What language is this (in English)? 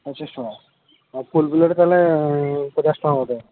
Odia